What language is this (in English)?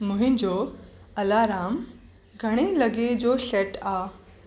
Sindhi